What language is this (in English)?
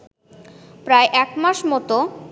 Bangla